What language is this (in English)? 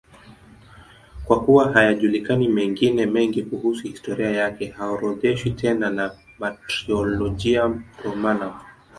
Swahili